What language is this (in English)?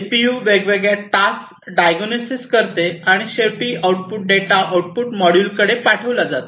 Marathi